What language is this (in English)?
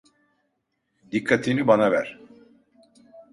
Turkish